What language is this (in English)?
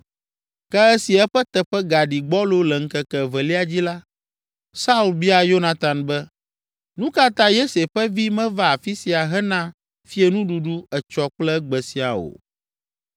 Ewe